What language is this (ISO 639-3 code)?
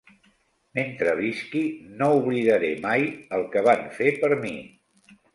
cat